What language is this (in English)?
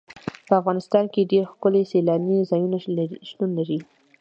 Pashto